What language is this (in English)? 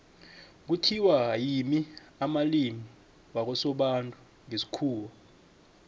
South Ndebele